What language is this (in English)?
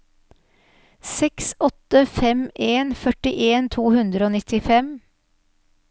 Norwegian